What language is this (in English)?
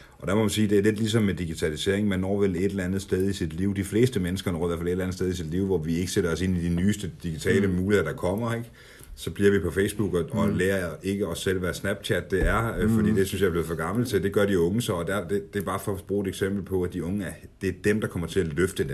Danish